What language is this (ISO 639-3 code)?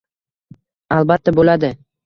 uzb